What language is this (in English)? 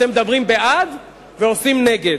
Hebrew